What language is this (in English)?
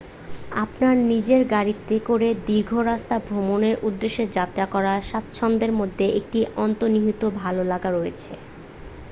Bangla